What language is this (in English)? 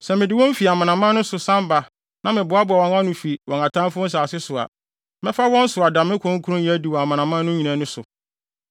Akan